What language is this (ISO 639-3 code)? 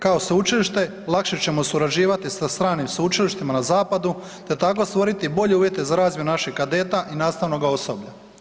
hrv